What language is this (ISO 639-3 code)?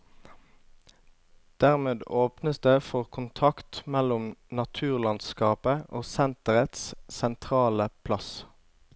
nor